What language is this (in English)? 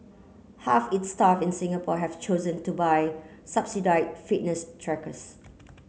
English